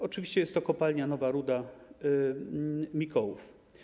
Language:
Polish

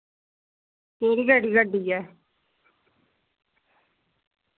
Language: Dogri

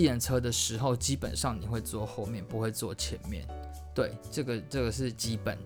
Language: Chinese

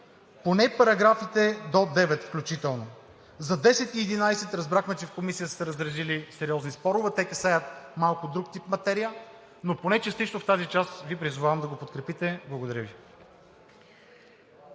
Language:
Bulgarian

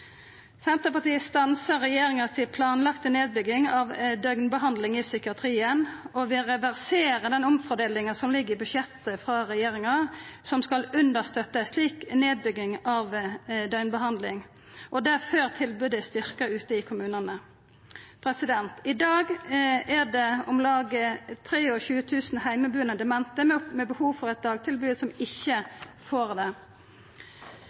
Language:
Norwegian Nynorsk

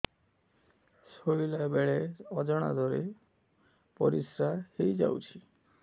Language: Odia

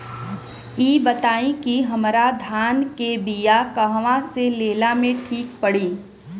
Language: Bhojpuri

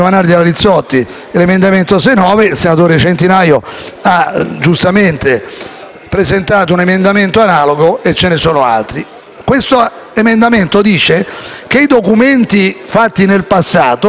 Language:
Italian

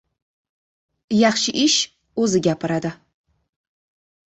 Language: Uzbek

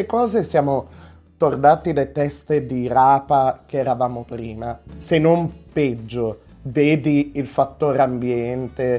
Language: Italian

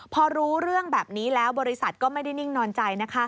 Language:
Thai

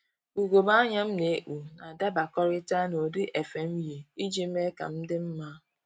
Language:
Igbo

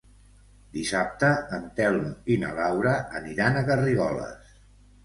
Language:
Catalan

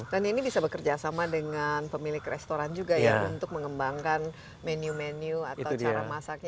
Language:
Indonesian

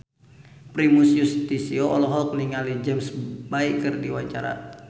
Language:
Sundanese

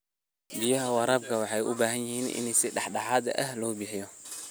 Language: Somali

